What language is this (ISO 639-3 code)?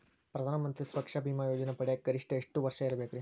kan